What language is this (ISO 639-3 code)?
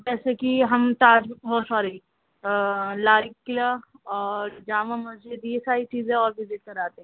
urd